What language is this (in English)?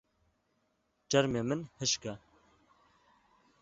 Kurdish